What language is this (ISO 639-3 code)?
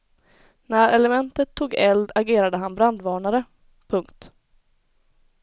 swe